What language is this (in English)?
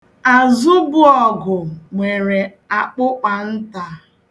Igbo